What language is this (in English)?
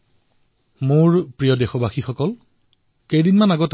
Assamese